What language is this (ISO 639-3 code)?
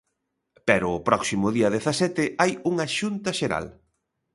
glg